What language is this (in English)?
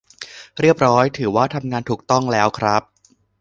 Thai